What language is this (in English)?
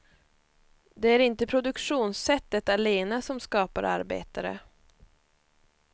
Swedish